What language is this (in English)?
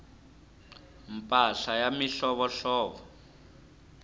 Tsonga